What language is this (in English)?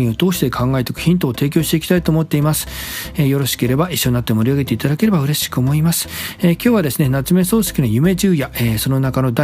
Japanese